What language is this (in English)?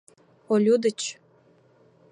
Mari